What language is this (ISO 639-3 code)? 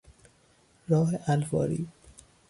fas